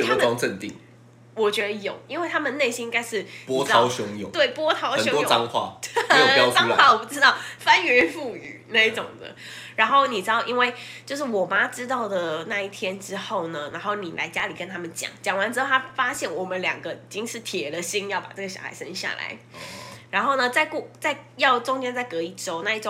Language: Chinese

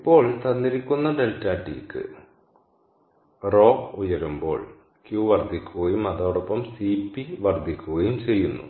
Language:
Malayalam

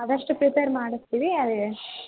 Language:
Kannada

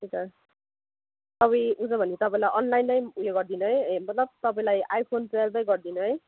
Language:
Nepali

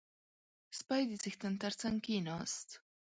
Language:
Pashto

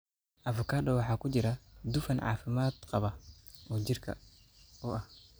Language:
Somali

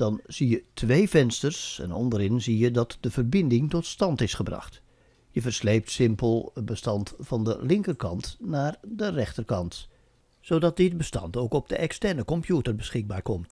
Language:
Dutch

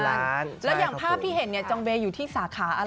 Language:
Thai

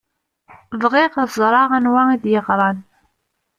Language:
Kabyle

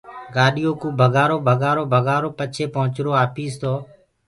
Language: Gurgula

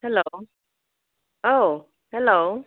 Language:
Bodo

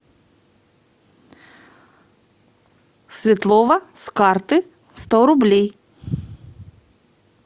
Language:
Russian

